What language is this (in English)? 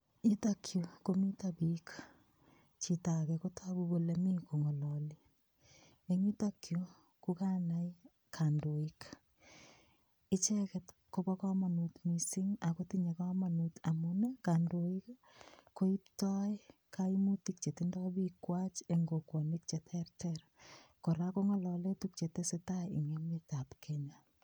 Kalenjin